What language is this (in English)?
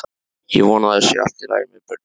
Icelandic